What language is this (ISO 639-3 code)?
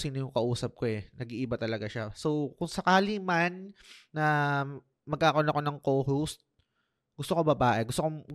fil